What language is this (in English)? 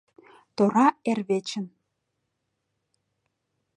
Mari